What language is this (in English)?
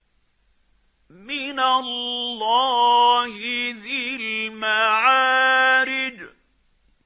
Arabic